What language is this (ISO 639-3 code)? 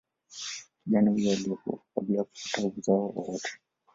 swa